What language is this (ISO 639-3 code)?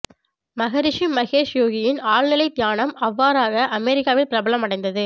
tam